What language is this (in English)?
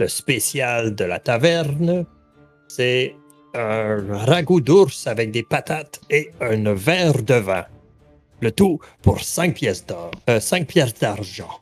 French